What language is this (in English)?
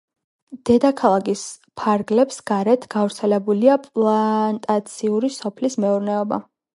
Georgian